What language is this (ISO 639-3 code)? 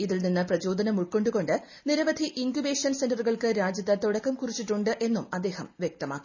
mal